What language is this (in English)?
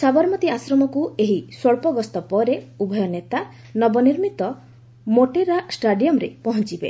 Odia